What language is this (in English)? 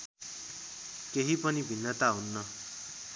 Nepali